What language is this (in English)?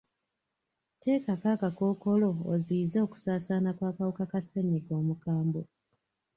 Ganda